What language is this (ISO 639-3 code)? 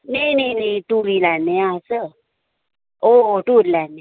doi